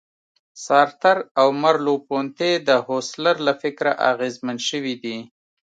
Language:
Pashto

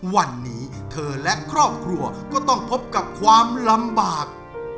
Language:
Thai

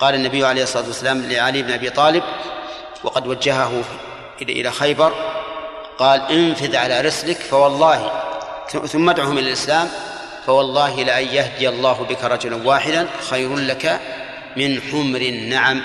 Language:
Arabic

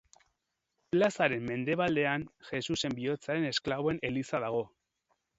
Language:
Basque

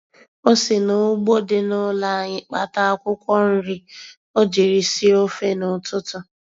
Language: Igbo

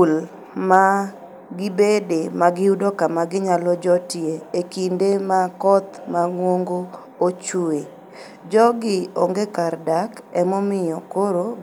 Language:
Luo (Kenya and Tanzania)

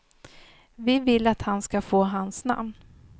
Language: Swedish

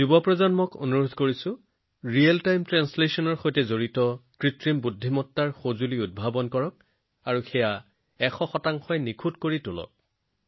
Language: Assamese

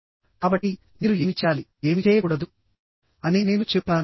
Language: Telugu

